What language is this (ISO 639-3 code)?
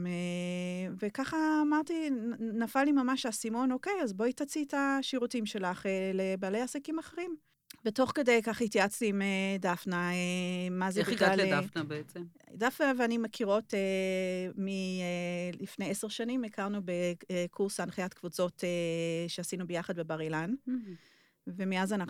heb